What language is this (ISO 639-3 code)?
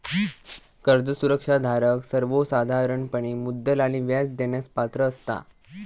mar